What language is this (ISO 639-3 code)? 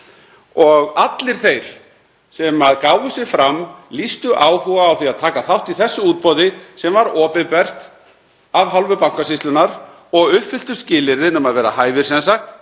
isl